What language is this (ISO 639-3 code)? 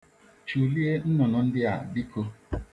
ibo